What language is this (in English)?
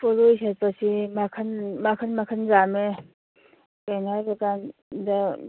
Manipuri